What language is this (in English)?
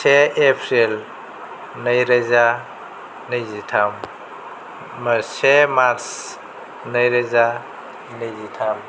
Bodo